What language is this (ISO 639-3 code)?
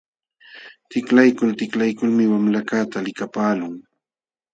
qxw